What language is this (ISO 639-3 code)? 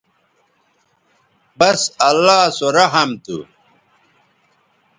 btv